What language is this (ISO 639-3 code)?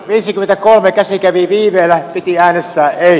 fin